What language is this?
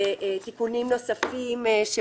Hebrew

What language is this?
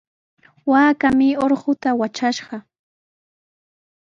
Sihuas Ancash Quechua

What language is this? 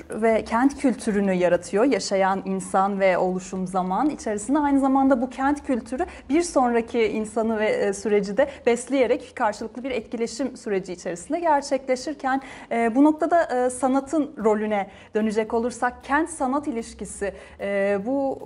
Turkish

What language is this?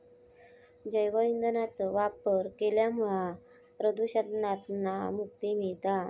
Marathi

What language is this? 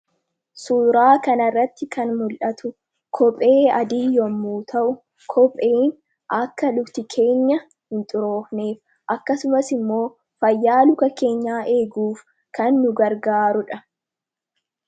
Oromo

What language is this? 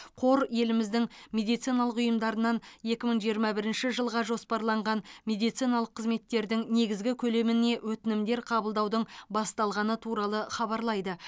Kazakh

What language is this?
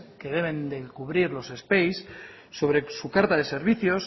Spanish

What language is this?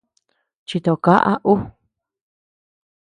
Tepeuxila Cuicatec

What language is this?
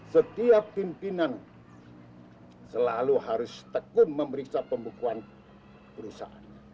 Indonesian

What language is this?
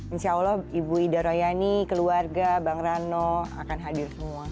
Indonesian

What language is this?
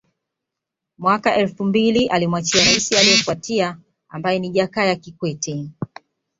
Swahili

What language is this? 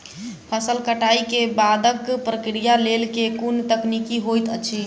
Maithili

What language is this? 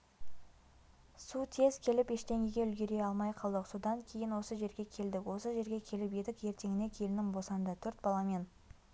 Kazakh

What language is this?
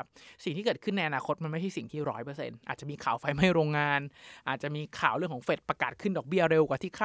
Thai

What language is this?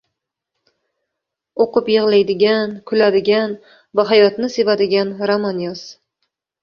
Uzbek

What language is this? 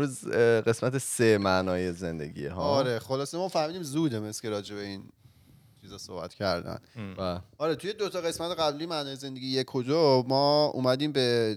Persian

